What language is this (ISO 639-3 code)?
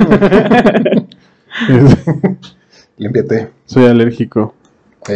spa